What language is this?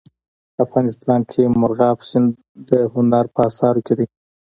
Pashto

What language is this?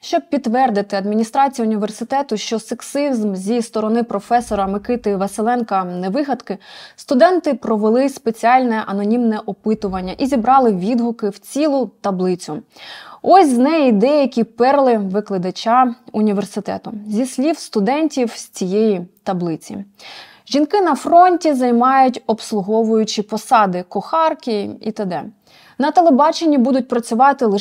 Ukrainian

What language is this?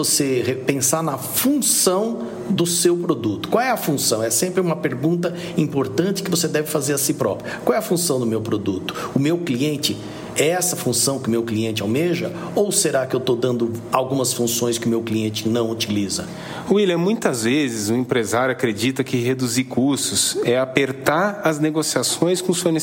Portuguese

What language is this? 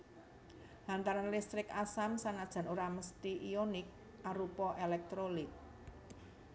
Javanese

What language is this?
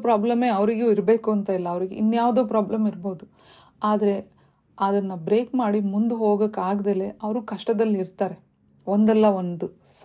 Kannada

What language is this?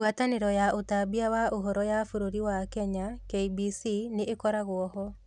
Kikuyu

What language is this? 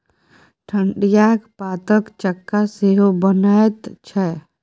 Maithili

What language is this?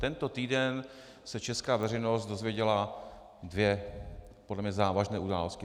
Czech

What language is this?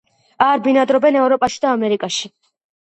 Georgian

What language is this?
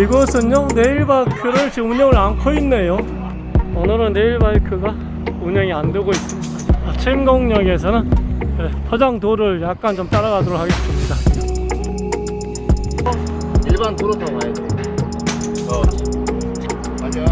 Korean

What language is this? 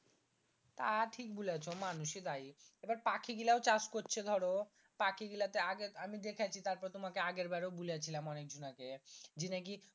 Bangla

